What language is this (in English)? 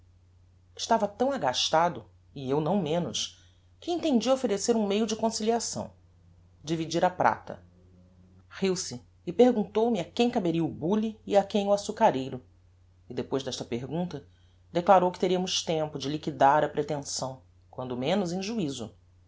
Portuguese